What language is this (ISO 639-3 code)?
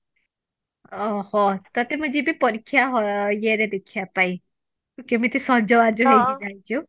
ori